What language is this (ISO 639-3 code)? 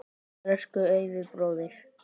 isl